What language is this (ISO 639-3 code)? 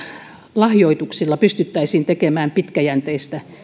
fin